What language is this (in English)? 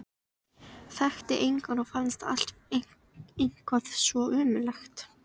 Icelandic